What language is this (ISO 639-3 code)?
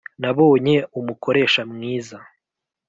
kin